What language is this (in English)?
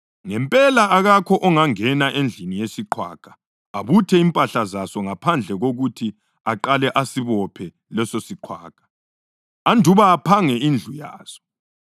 North Ndebele